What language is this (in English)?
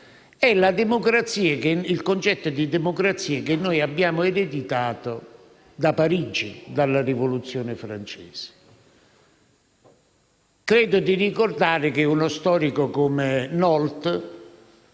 Italian